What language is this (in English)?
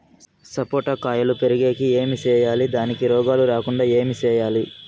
Telugu